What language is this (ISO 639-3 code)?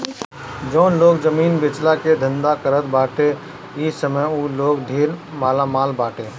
bho